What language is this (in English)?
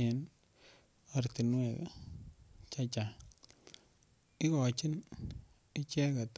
Kalenjin